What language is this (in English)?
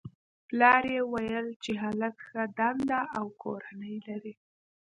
Pashto